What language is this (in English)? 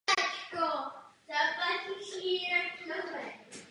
Czech